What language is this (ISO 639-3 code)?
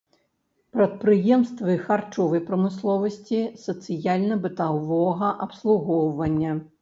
bel